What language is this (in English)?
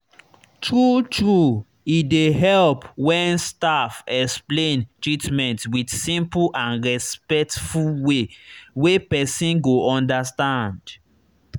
Nigerian Pidgin